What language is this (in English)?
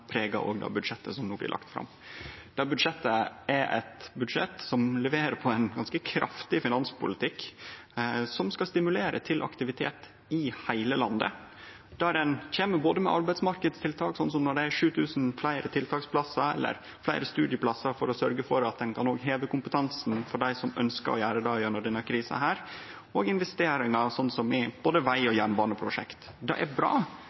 Norwegian Nynorsk